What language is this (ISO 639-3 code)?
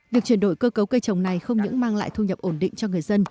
vie